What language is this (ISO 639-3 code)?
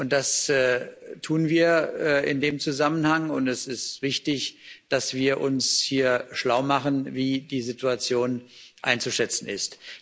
deu